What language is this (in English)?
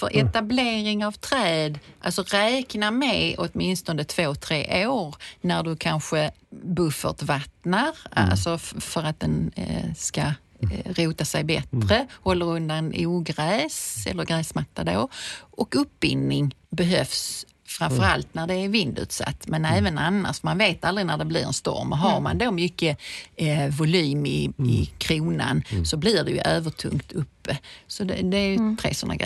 Swedish